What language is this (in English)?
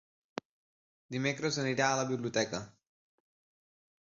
Catalan